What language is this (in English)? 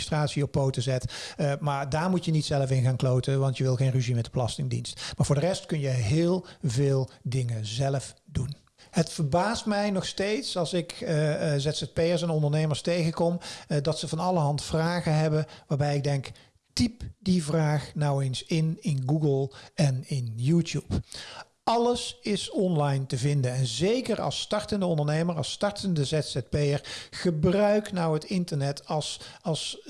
Dutch